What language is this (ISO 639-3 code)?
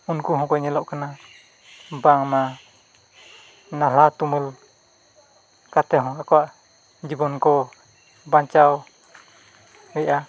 sat